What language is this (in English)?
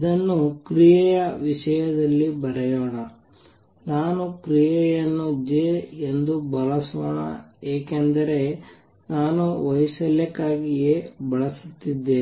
Kannada